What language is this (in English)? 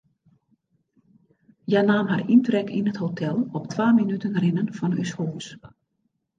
Western Frisian